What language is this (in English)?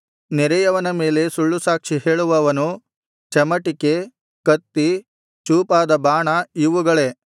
Kannada